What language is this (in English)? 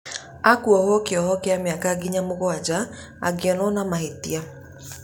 Kikuyu